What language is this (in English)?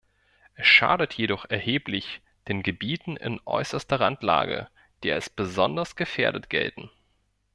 German